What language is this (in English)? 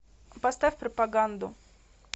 Russian